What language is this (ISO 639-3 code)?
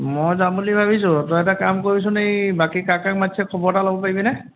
asm